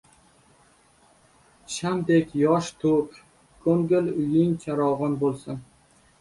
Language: Uzbek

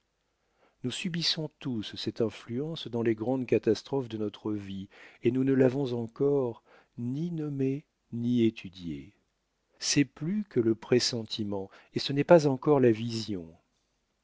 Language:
French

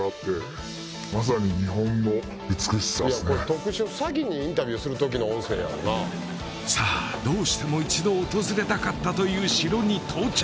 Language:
Japanese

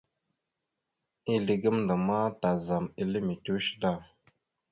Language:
Mada (Cameroon)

